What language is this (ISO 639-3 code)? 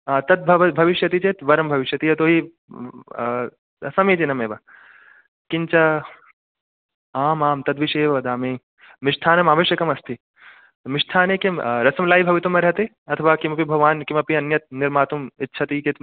san